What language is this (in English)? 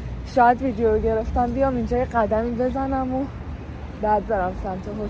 Persian